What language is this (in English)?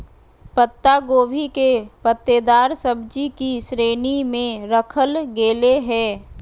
Magahi